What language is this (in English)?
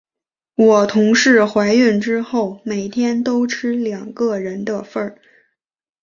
Chinese